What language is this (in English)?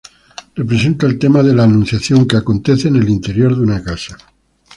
Spanish